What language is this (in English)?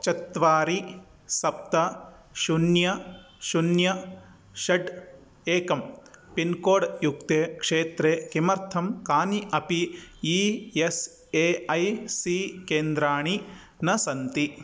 Sanskrit